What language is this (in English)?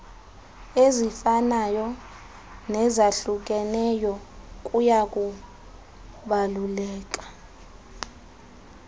Xhosa